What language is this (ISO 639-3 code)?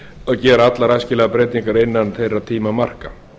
isl